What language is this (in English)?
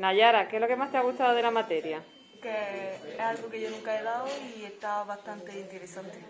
Spanish